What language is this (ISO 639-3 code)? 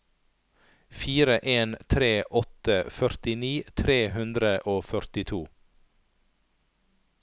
nor